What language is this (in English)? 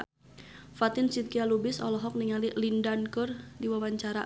Sundanese